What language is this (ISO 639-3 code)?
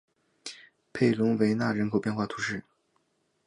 zho